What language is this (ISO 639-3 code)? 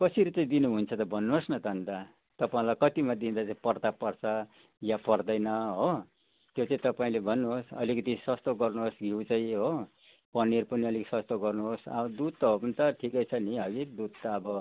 nep